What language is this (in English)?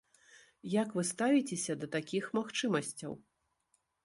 Belarusian